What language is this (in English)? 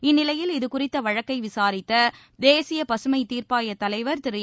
Tamil